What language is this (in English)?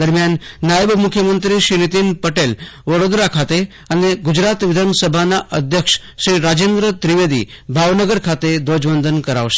Gujarati